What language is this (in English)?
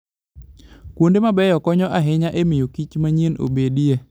Luo (Kenya and Tanzania)